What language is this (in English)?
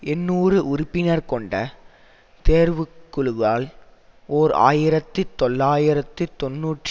Tamil